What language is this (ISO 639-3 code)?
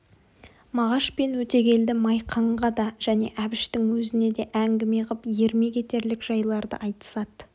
kaz